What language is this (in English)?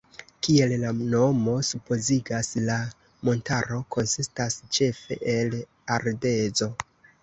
Esperanto